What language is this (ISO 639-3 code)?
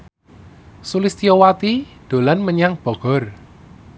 jav